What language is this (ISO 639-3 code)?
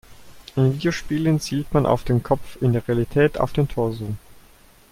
deu